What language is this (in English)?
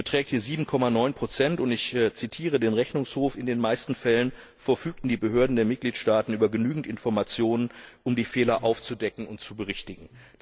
German